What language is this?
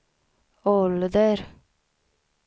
Swedish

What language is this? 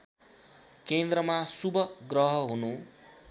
Nepali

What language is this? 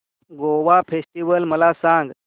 Marathi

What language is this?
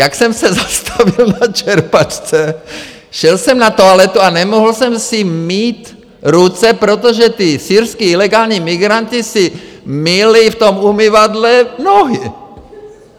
Czech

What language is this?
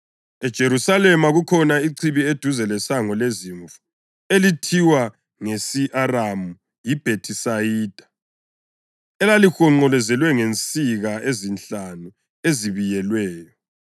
North Ndebele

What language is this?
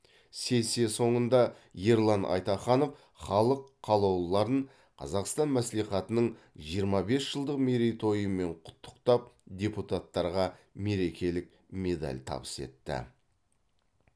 Kazakh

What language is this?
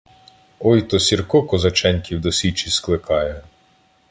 Ukrainian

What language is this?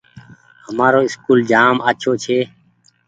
Goaria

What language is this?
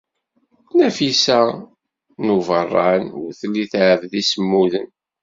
Kabyle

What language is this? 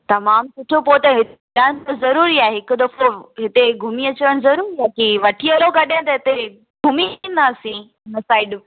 Sindhi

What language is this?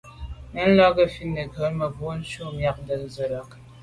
Medumba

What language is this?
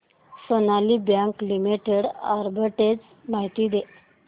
Marathi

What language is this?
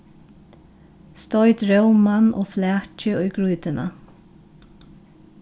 Faroese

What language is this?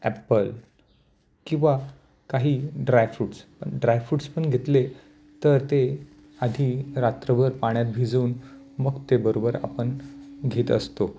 Marathi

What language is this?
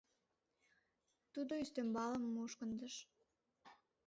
Mari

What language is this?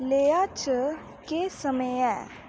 Dogri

